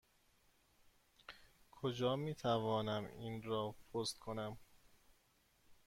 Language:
Persian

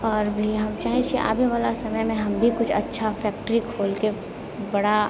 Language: Maithili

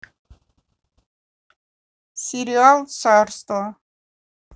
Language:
Russian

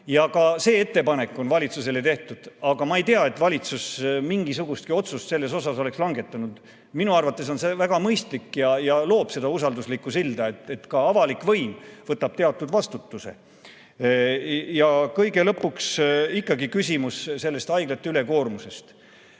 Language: Estonian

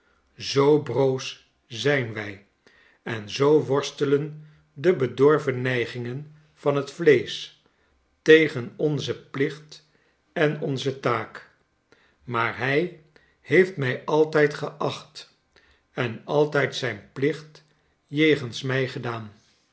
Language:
Dutch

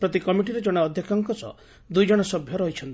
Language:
Odia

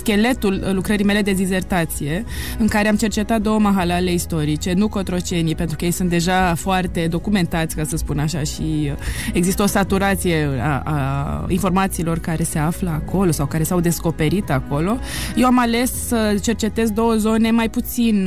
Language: Romanian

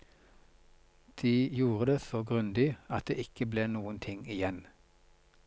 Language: Norwegian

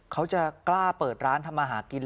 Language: Thai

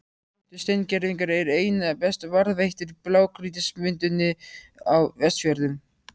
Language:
Icelandic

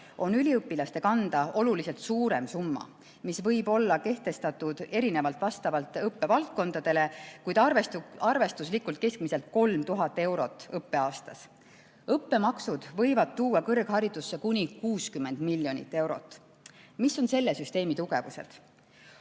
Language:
Estonian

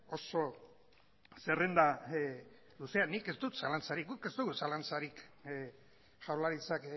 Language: Basque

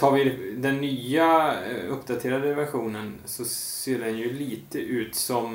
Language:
Swedish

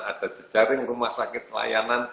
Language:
Indonesian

